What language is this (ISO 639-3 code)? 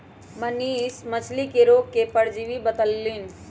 mag